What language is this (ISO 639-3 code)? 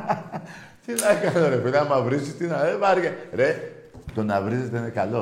ell